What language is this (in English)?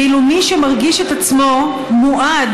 Hebrew